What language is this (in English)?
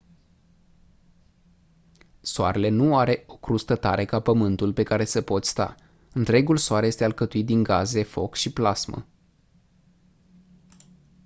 Romanian